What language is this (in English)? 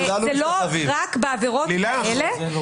Hebrew